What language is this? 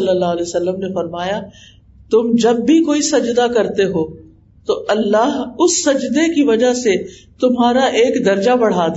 Urdu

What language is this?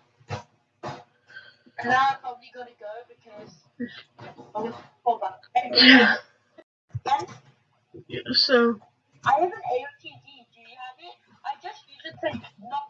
English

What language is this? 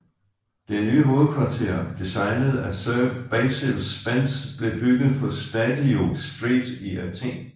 Danish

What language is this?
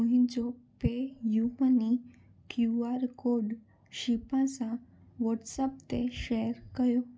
Sindhi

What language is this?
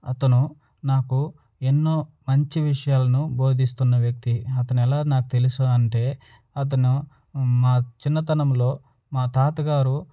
Telugu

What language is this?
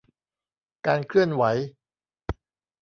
Thai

